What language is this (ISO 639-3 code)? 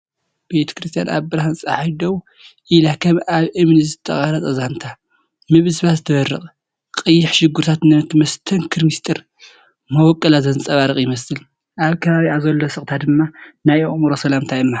tir